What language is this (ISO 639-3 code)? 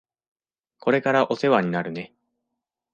jpn